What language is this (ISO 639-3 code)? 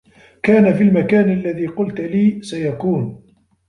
ara